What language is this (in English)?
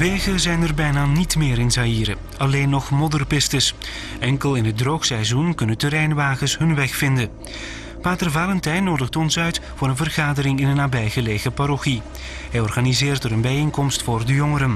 Dutch